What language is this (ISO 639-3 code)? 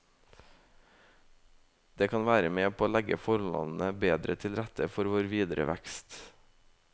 nor